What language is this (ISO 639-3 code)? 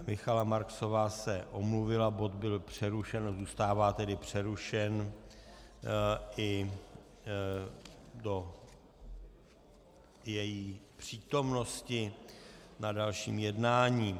ces